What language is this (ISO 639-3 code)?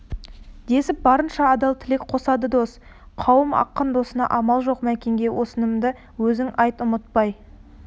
kaz